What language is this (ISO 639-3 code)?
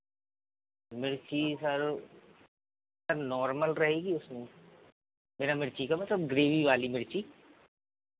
hin